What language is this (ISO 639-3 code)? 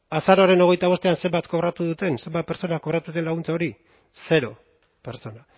eus